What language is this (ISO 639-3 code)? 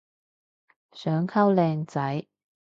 yue